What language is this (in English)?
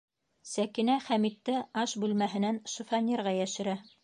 Bashkir